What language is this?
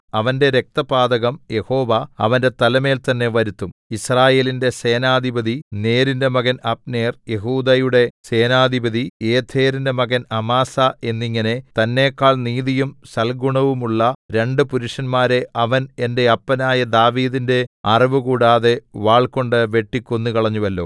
Malayalam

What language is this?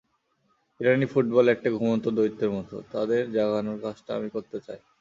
Bangla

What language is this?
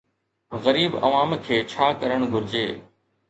Sindhi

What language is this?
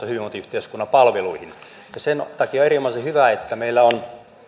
Finnish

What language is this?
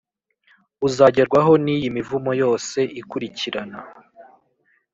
Kinyarwanda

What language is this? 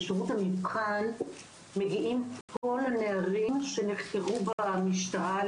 Hebrew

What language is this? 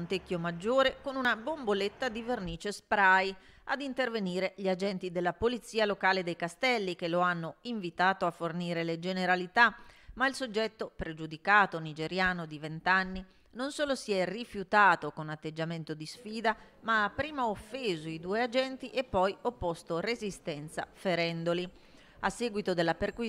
Italian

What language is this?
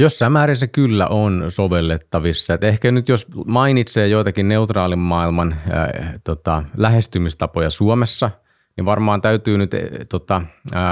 Finnish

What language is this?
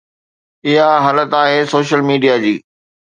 Sindhi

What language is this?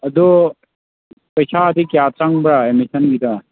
Manipuri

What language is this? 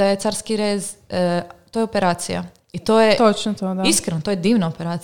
Croatian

